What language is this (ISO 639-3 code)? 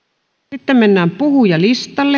fin